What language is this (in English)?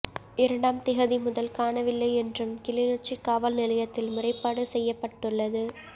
Tamil